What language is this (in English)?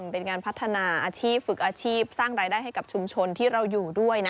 Thai